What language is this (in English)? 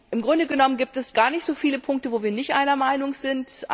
German